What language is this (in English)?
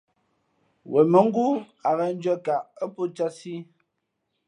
Fe'fe'